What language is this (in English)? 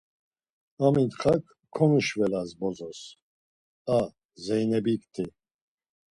Laz